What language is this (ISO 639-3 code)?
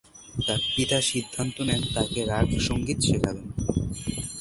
ben